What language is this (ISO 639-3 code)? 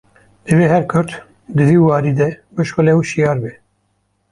kur